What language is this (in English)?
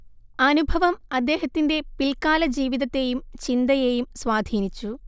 Malayalam